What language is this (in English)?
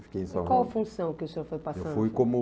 Portuguese